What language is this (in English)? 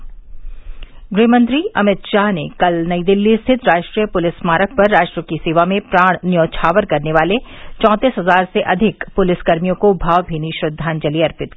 Hindi